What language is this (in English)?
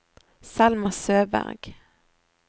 Norwegian